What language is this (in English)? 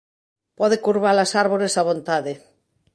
Galician